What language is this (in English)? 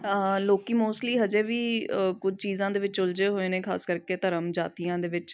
Punjabi